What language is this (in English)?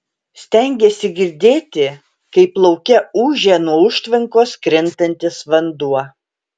Lithuanian